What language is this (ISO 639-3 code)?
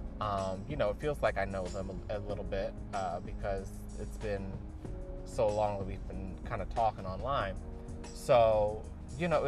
eng